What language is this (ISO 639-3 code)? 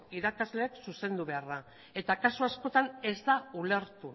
eus